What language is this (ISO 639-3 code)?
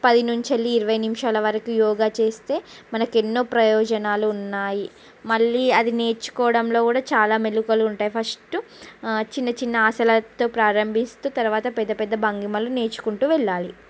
tel